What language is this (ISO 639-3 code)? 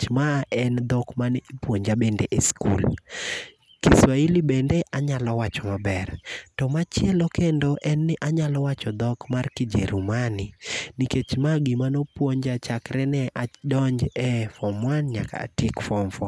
luo